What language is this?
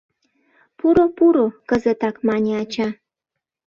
Mari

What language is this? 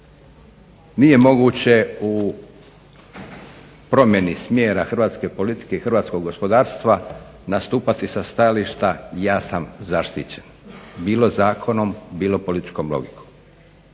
Croatian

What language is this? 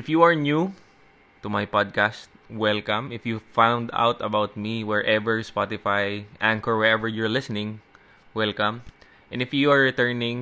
Filipino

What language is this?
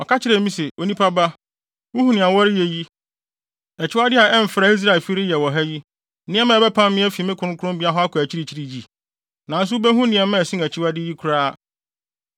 Akan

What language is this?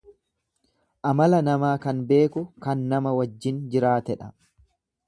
Oromo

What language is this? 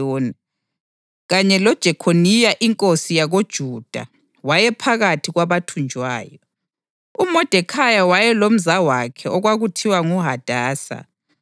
North Ndebele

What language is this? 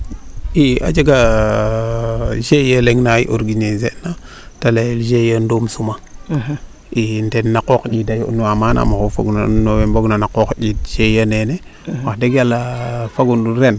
Serer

